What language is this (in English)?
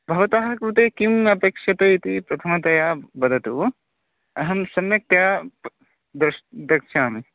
Sanskrit